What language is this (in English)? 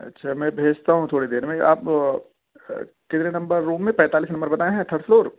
Urdu